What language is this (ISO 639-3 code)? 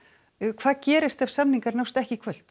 isl